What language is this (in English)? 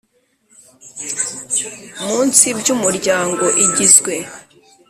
Kinyarwanda